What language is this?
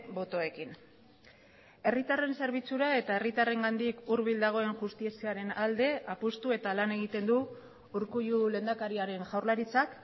Basque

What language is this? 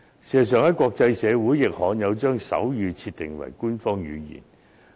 Cantonese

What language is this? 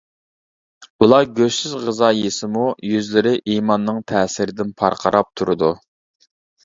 Uyghur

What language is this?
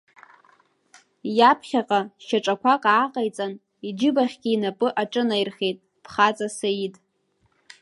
Abkhazian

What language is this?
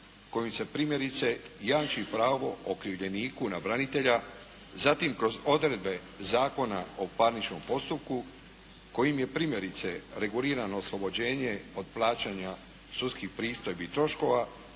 Croatian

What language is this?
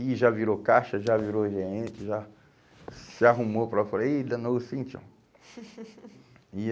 Portuguese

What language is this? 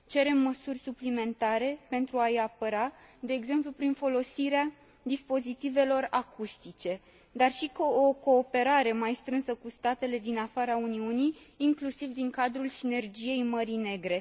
Romanian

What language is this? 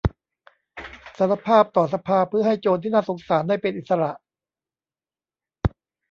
Thai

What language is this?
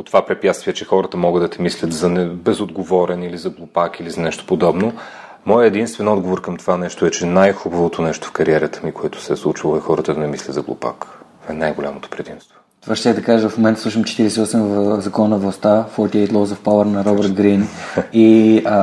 Bulgarian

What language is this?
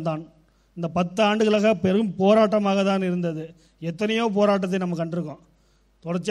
Tamil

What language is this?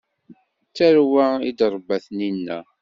Kabyle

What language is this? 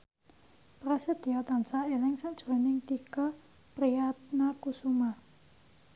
Javanese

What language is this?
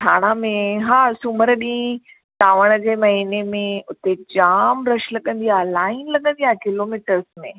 Sindhi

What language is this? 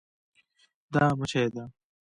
Pashto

